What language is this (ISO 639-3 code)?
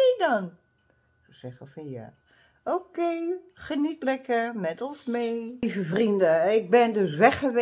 nld